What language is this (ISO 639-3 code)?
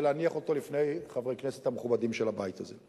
heb